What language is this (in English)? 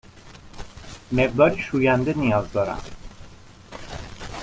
Persian